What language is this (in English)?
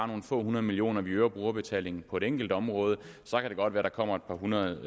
Danish